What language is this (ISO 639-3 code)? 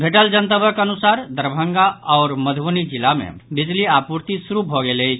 mai